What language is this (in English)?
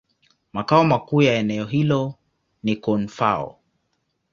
Swahili